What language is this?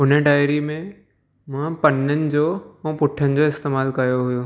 Sindhi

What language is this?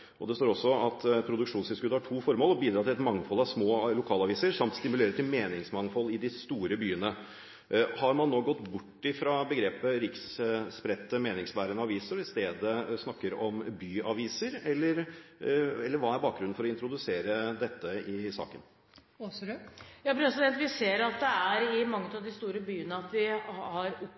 Norwegian Bokmål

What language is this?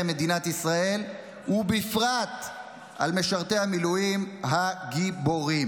Hebrew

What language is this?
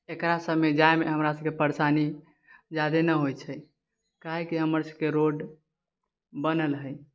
Maithili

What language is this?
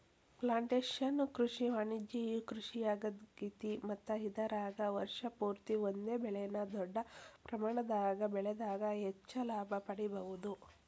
Kannada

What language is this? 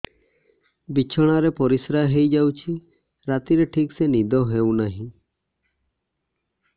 Odia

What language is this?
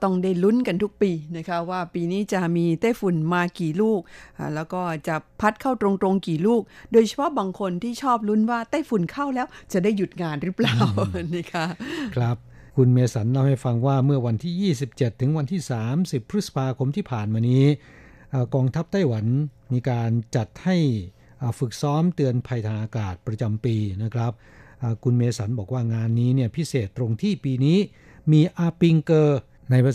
Thai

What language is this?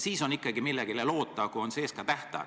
Estonian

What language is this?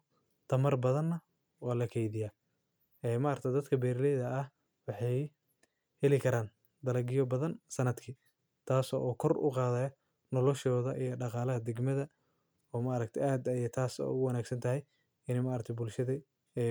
Somali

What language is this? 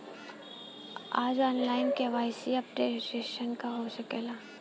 Bhojpuri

